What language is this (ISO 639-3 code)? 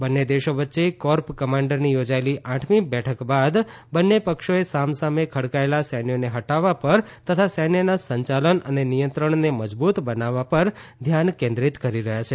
guj